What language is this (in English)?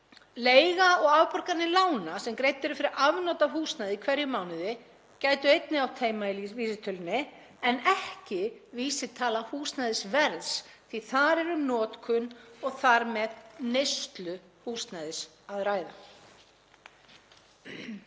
Icelandic